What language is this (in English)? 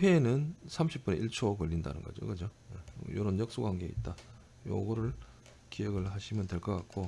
Korean